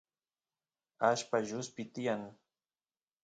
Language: Santiago del Estero Quichua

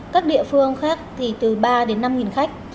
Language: Vietnamese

